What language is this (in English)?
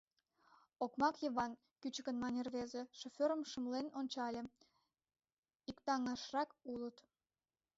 Mari